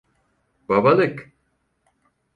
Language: Turkish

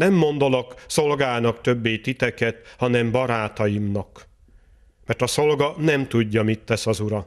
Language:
Hungarian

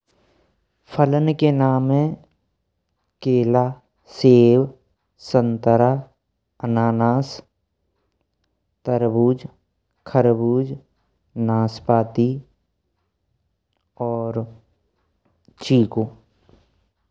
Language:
Braj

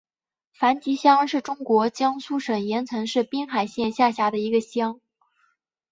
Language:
Chinese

